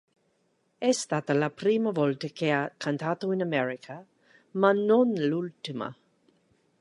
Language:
Italian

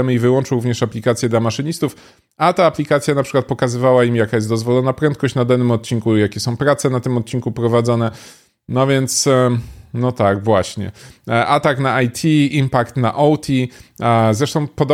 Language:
Polish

